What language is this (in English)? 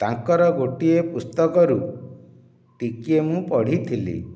Odia